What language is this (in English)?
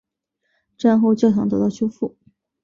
Chinese